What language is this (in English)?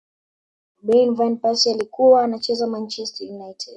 Swahili